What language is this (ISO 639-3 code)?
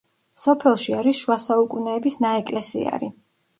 kat